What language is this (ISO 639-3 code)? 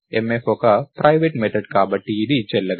tel